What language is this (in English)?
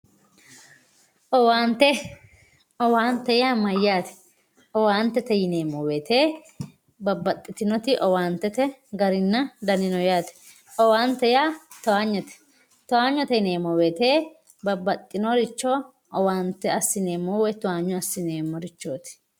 Sidamo